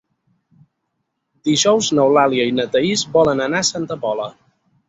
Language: Catalan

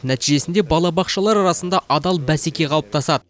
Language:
Kazakh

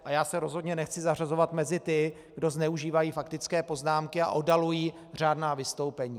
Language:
Czech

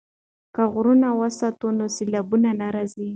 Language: Pashto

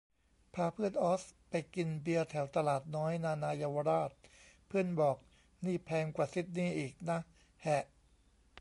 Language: Thai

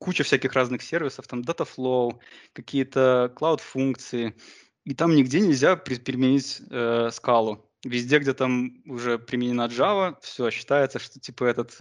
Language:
Russian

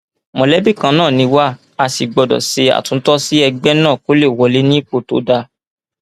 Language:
Yoruba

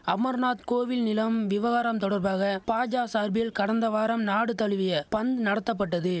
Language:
Tamil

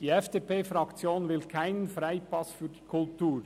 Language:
Swiss German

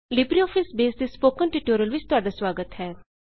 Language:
Punjabi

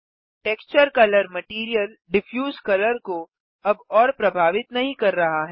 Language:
Hindi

